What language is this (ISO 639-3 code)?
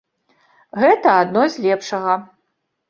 bel